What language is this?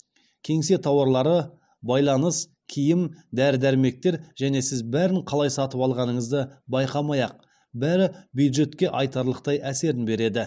Kazakh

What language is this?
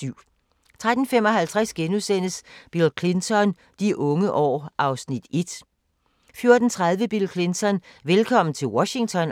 Danish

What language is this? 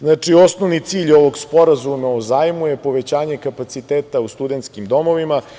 Serbian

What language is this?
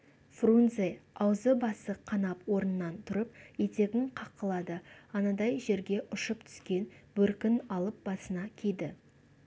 Kazakh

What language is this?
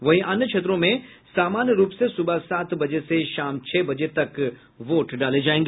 Hindi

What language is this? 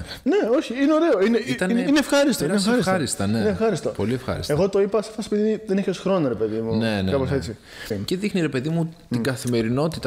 Greek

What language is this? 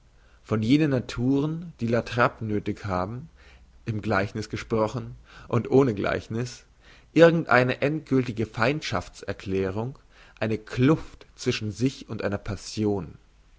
German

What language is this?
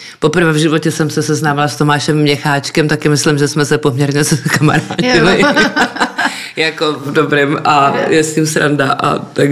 Czech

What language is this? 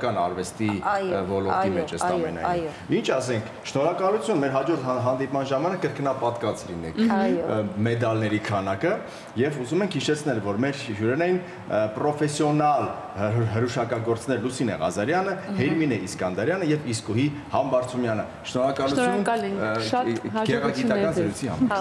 Romanian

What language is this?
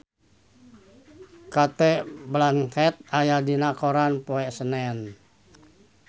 Sundanese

